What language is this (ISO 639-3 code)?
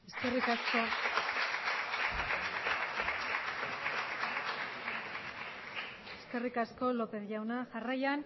eus